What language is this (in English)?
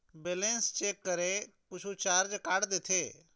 Chhattisgarhi